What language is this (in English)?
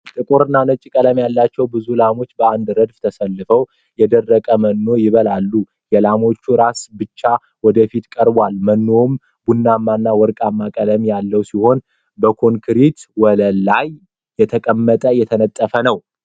Amharic